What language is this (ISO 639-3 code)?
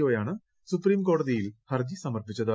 mal